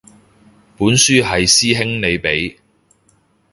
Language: Cantonese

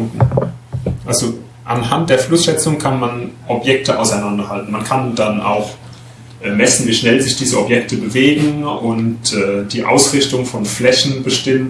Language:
German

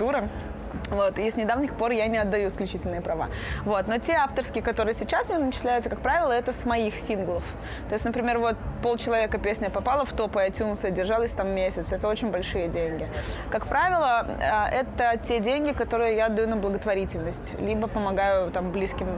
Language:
Russian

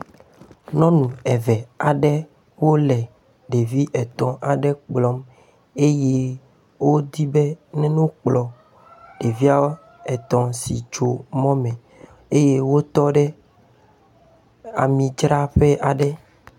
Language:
Ewe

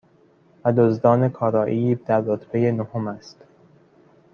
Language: Persian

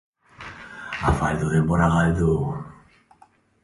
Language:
Basque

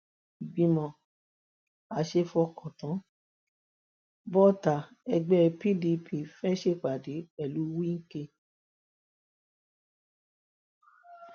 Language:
Yoruba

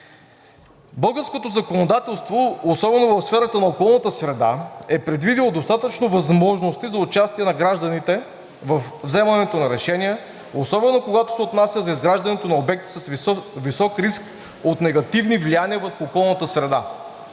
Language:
Bulgarian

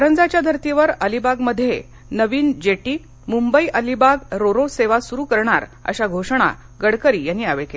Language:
Marathi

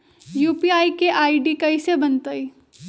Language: Magahi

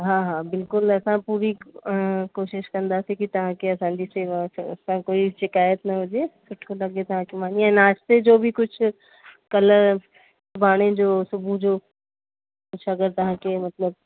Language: Sindhi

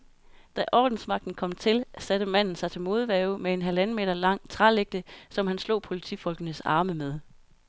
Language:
Danish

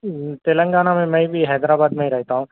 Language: Urdu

